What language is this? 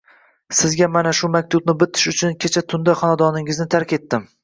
Uzbek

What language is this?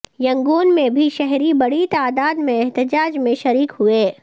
Urdu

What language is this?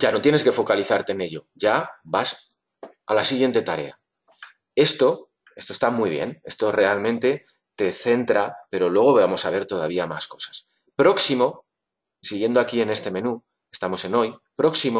Spanish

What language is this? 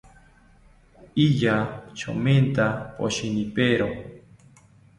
South Ucayali Ashéninka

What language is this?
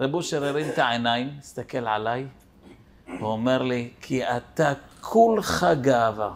Hebrew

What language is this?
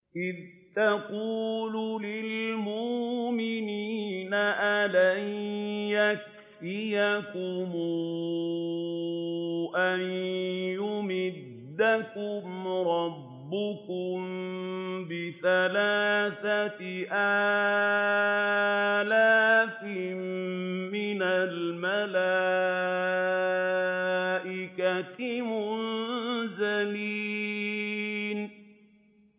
Arabic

